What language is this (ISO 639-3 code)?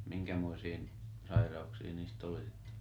fin